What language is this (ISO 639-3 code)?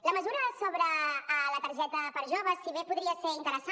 cat